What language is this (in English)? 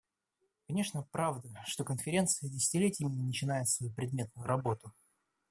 Russian